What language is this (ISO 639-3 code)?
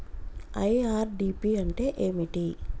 tel